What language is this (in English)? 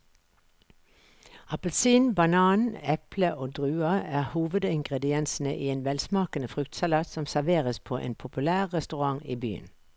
Norwegian